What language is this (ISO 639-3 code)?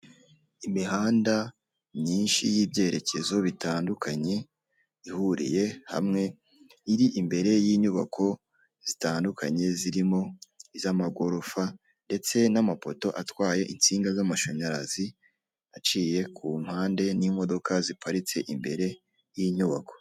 kin